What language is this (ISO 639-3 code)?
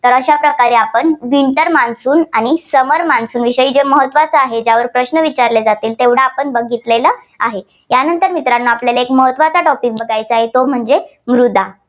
mar